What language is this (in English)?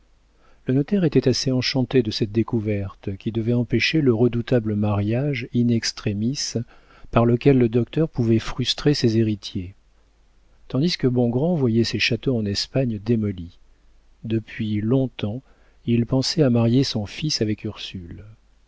French